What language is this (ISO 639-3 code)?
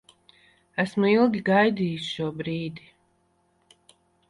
lav